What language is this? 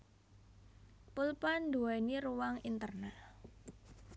Javanese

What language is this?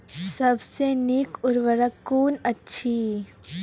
Maithili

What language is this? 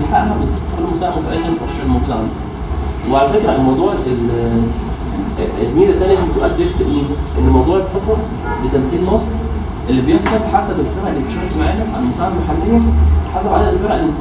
Arabic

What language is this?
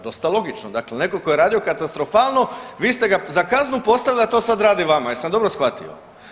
Croatian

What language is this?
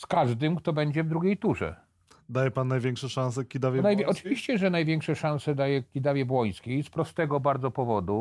Polish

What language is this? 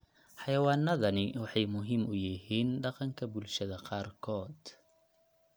Somali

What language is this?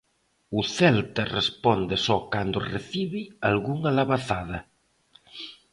Galician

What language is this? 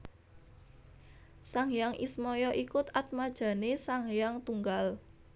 Javanese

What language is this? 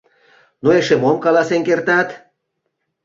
Mari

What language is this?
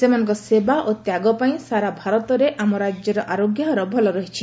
Odia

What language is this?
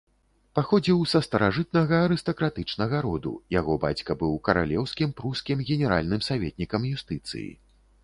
Belarusian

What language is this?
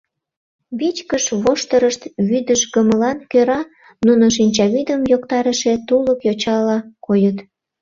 Mari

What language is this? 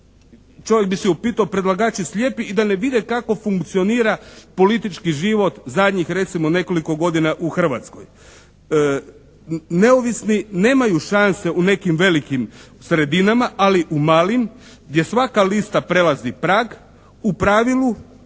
Croatian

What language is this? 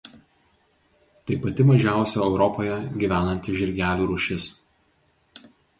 Lithuanian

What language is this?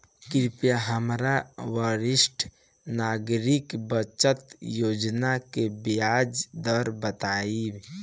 Bhojpuri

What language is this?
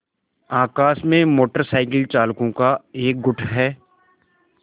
Hindi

